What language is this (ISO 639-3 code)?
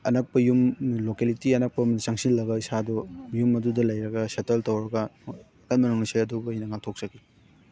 mni